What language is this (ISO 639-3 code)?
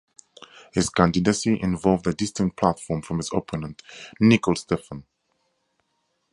eng